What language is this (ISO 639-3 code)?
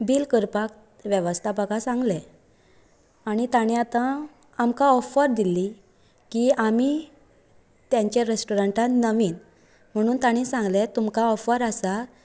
kok